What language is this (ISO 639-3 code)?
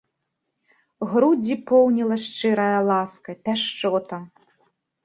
bel